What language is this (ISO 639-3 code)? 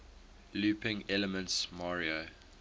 eng